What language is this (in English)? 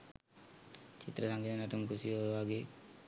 Sinhala